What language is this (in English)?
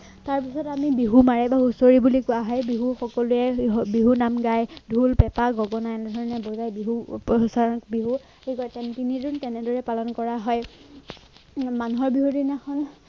Assamese